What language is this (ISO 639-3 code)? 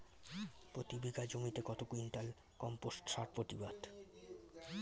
ben